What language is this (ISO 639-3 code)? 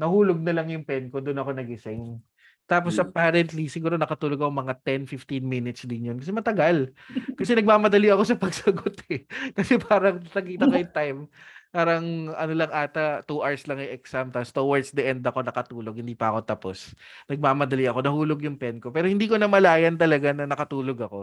fil